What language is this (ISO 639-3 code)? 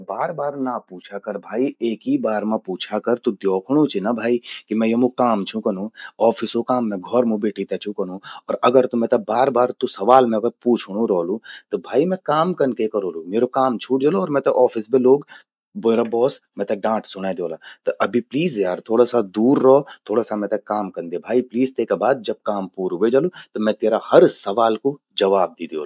gbm